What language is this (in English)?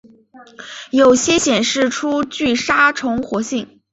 Chinese